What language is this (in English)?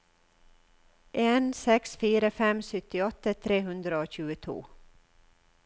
Norwegian